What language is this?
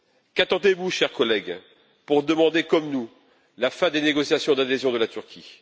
French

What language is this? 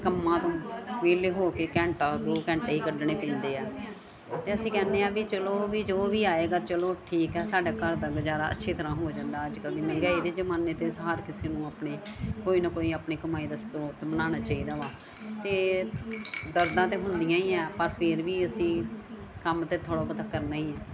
Punjabi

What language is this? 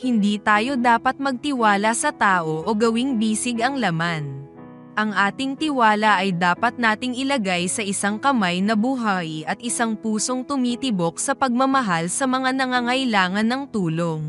Filipino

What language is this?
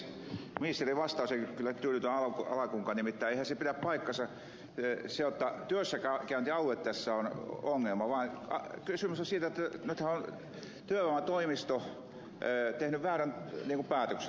Finnish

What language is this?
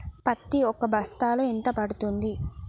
Telugu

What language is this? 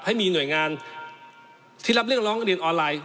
Thai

